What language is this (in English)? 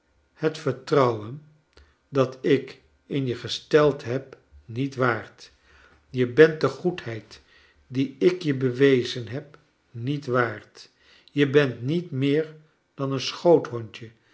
Dutch